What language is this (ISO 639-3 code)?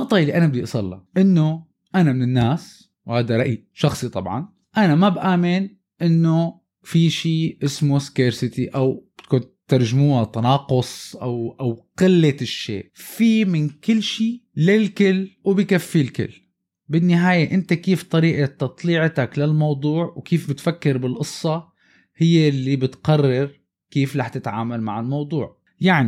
ara